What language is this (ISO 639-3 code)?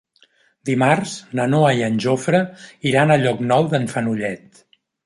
cat